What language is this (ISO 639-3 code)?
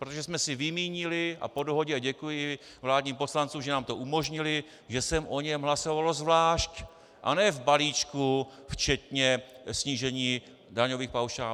ces